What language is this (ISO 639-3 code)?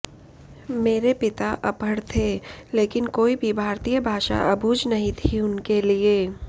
hin